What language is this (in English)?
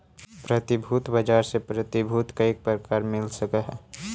Magahi